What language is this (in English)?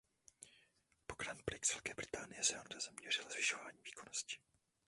Czech